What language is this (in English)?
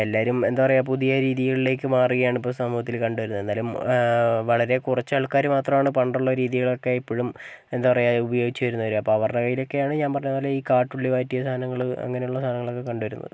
Malayalam